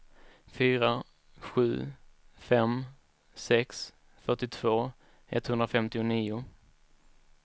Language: Swedish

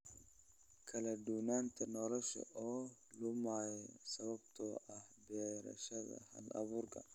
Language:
Somali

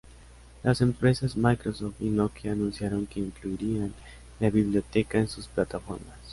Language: Spanish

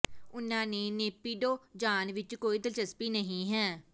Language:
Punjabi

